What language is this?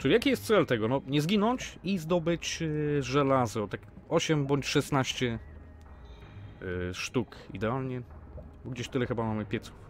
Polish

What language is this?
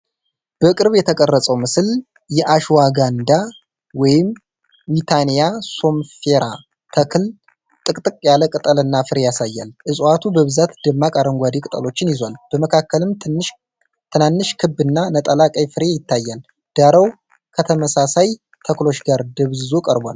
Amharic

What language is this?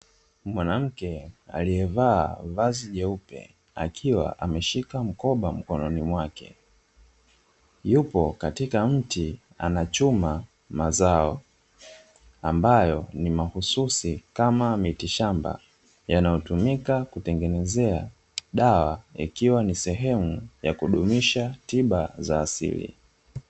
Swahili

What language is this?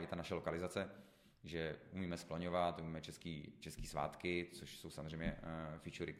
Czech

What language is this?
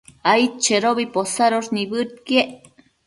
Matsés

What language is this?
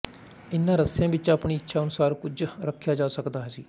Punjabi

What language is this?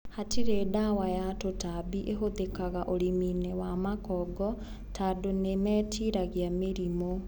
Kikuyu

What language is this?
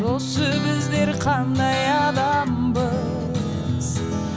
Kazakh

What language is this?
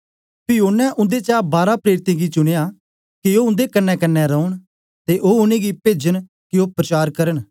Dogri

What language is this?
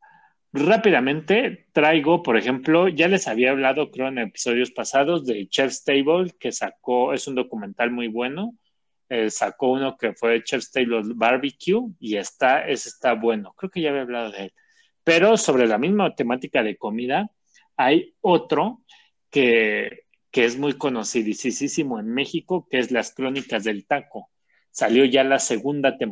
Spanish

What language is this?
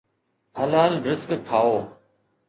Sindhi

